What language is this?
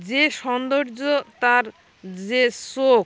Bangla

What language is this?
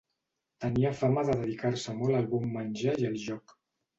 Catalan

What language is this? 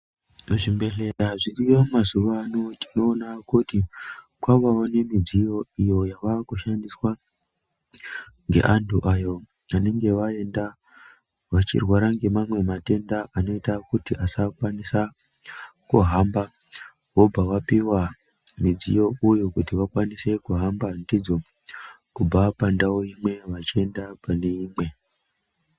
Ndau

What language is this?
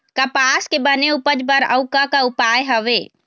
Chhattisgarhi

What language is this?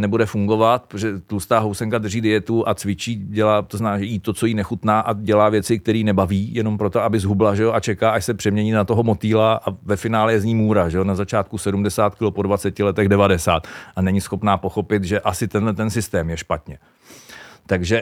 Czech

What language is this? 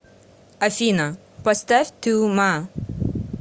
Russian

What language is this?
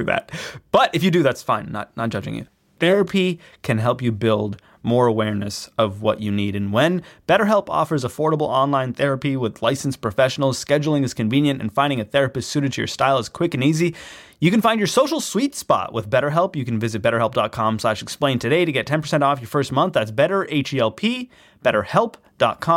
English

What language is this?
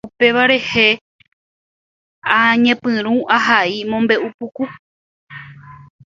Guarani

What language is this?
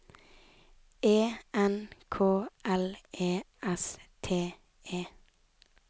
Norwegian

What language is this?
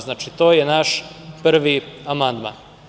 Serbian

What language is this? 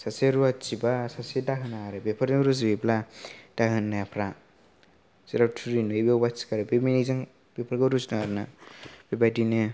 Bodo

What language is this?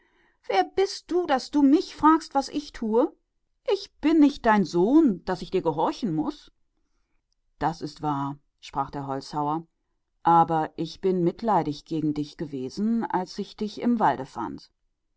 German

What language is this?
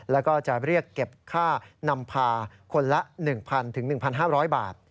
Thai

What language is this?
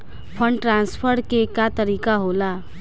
Bhojpuri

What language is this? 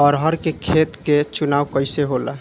Bhojpuri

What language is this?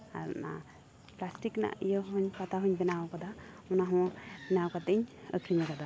Santali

